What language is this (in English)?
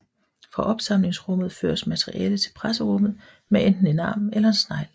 Danish